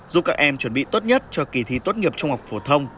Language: Vietnamese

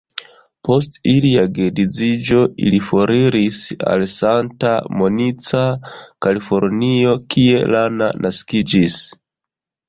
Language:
Esperanto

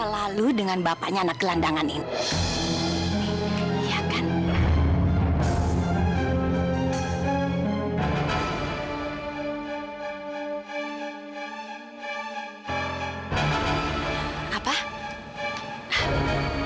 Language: Indonesian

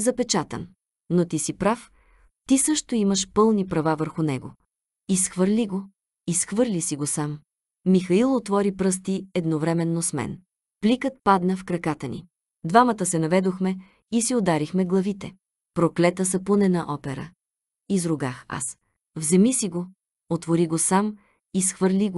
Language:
Bulgarian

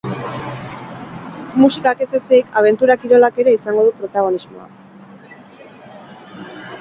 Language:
Basque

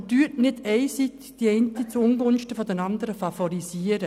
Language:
Swiss German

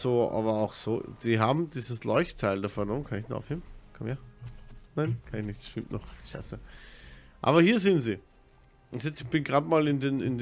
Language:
German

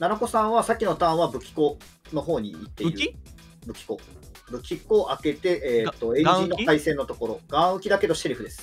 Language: Japanese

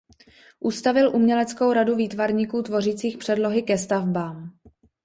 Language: Czech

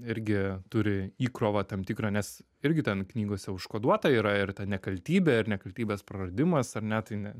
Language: Lithuanian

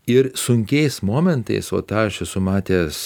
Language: Lithuanian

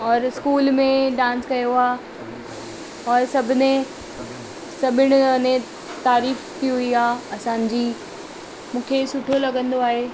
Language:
Sindhi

